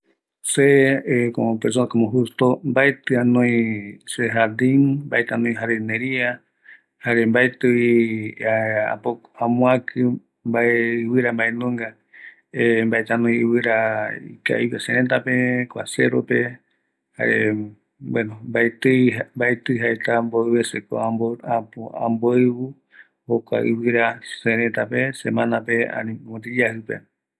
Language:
Eastern Bolivian Guaraní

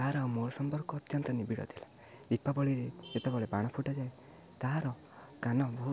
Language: Odia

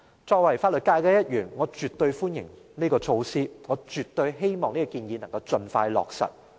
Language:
Cantonese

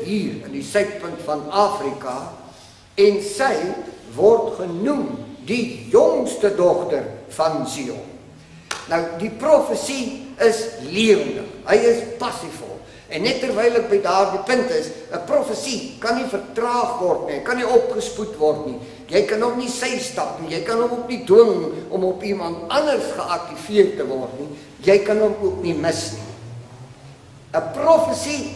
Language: Dutch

